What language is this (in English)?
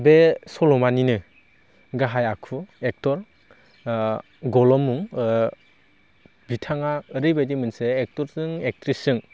Bodo